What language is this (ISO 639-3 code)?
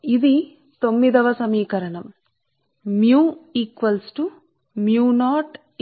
tel